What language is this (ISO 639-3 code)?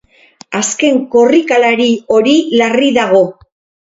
eus